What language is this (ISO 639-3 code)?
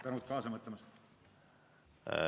est